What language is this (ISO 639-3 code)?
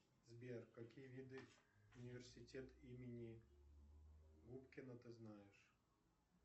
rus